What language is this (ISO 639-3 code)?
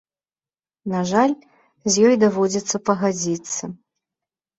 bel